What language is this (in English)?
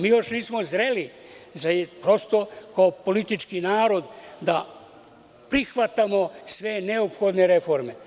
Serbian